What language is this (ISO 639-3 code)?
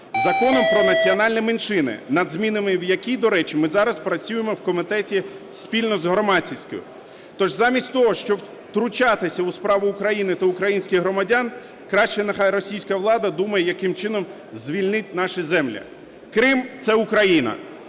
ukr